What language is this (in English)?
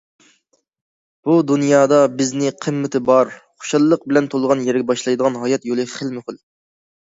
Uyghur